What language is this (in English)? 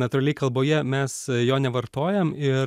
Lithuanian